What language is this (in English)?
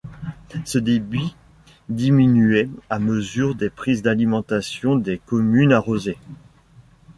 French